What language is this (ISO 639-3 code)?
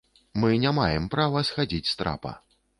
bel